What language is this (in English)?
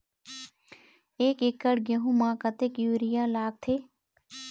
Chhattisgarhi